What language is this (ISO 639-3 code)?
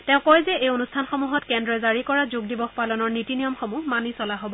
asm